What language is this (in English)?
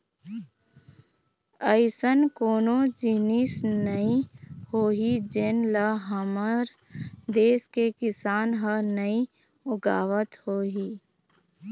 Chhattisgarhi